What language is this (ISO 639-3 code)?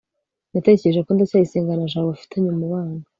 kin